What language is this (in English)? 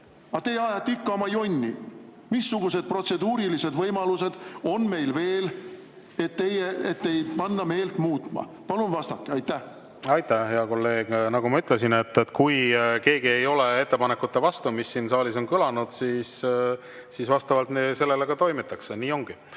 Estonian